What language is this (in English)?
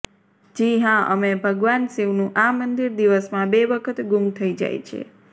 Gujarati